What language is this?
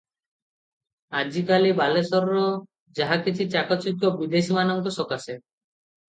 Odia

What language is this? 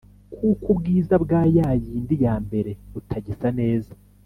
Kinyarwanda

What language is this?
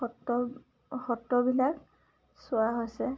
Assamese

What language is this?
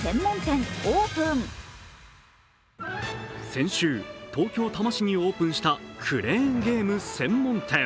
Japanese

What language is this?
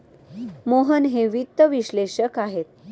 Marathi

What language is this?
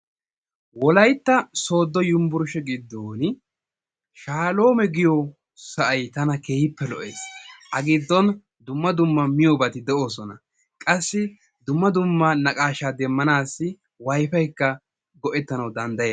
Wolaytta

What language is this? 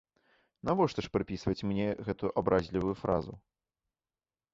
Belarusian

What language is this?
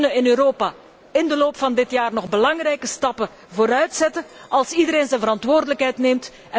Dutch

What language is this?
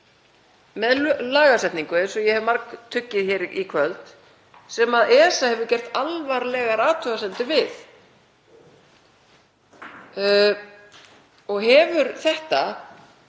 Icelandic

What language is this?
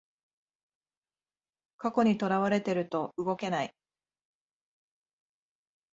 Japanese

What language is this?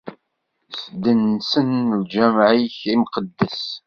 Kabyle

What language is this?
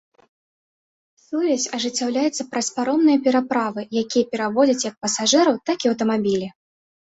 Belarusian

